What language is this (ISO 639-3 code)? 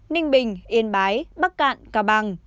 vie